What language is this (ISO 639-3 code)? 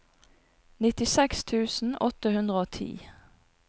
nor